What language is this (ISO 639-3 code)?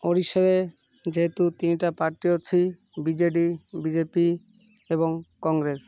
ori